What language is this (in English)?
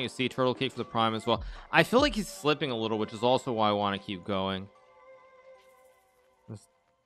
English